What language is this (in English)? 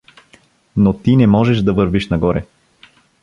Bulgarian